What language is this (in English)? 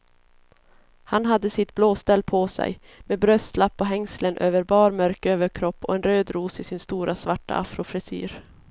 Swedish